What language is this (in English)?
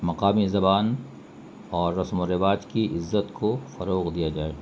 Urdu